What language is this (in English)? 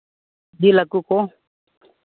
Santali